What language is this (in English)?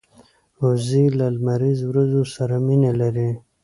Pashto